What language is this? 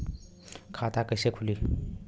Bhojpuri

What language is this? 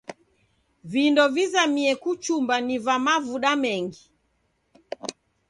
Taita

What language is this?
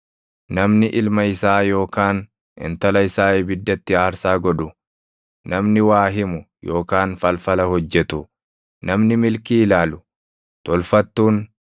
Oromo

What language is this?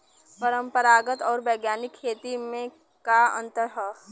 Bhojpuri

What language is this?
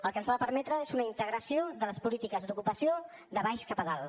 Catalan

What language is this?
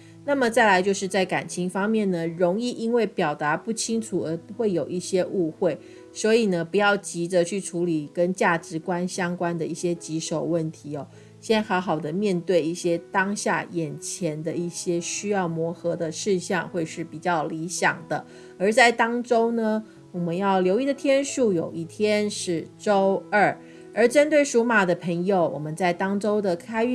Chinese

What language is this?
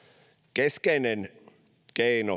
Finnish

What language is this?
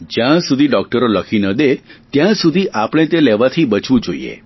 Gujarati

